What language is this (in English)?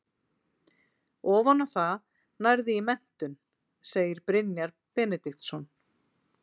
Icelandic